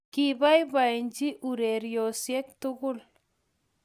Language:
Kalenjin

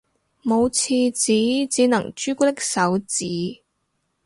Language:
Cantonese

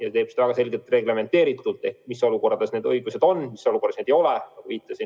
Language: Estonian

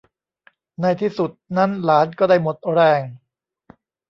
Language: Thai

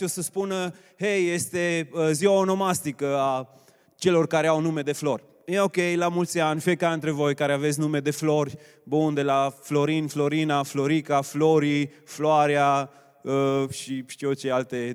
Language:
Romanian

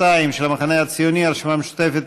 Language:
Hebrew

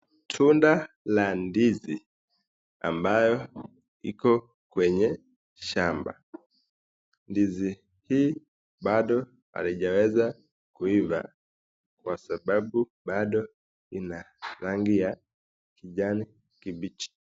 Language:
Swahili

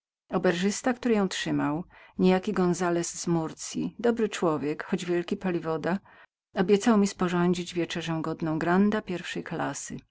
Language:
Polish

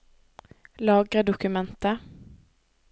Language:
Norwegian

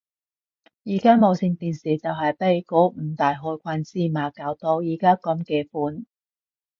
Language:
Cantonese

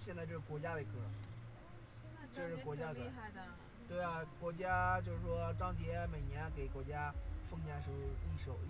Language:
Chinese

